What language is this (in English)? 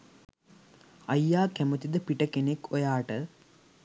Sinhala